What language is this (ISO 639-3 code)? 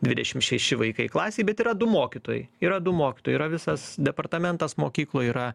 lit